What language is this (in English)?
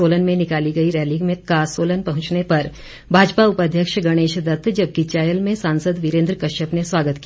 Hindi